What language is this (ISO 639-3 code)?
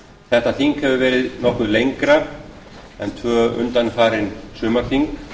isl